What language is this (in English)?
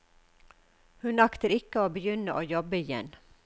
Norwegian